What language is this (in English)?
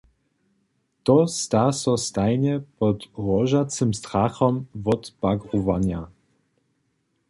Upper Sorbian